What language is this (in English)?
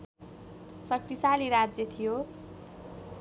Nepali